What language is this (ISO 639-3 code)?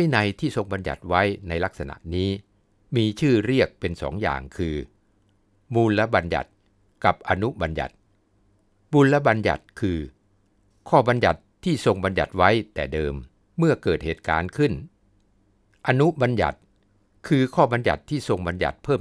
tha